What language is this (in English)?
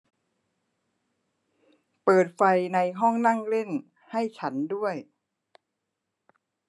Thai